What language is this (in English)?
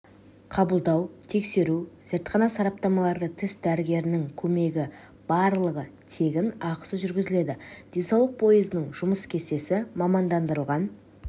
Kazakh